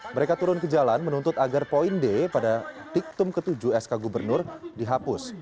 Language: Indonesian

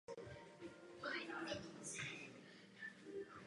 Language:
Czech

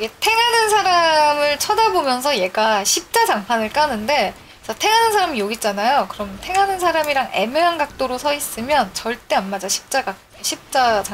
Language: Korean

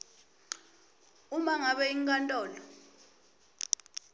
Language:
Swati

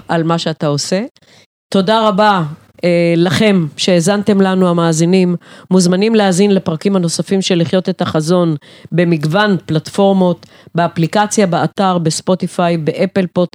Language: Hebrew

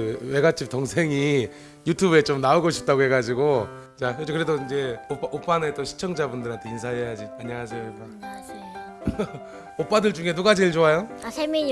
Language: Korean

